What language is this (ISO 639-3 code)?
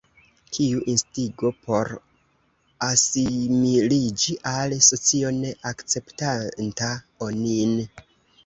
epo